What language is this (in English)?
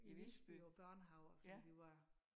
Danish